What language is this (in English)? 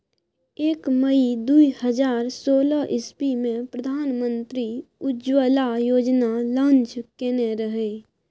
Maithili